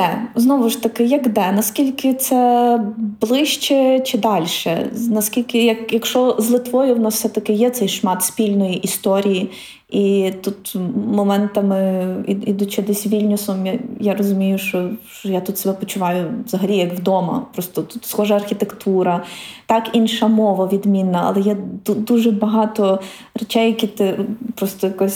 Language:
Ukrainian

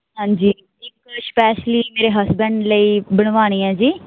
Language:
Punjabi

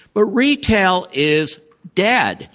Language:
English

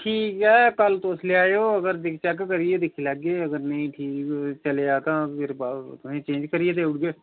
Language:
Dogri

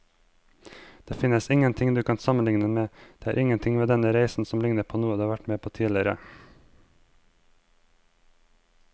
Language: Norwegian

